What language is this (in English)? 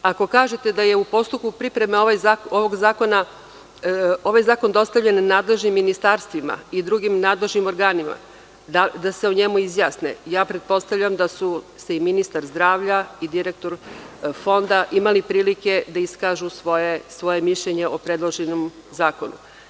Serbian